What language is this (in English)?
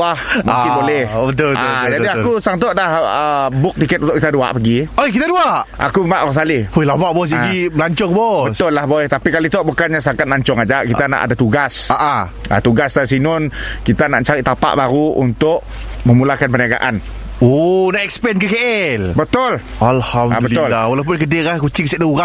Malay